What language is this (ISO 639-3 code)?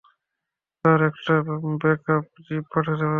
ben